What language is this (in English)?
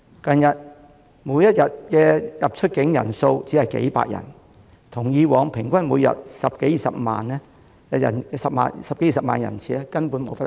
Cantonese